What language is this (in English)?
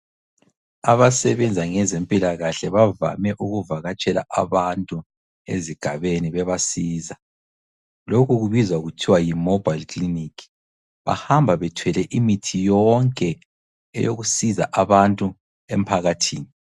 North Ndebele